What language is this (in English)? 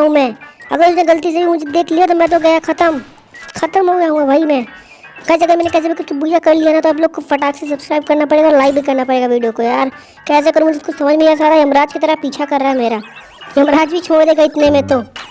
Hindi